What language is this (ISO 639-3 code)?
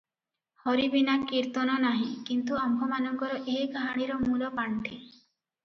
ori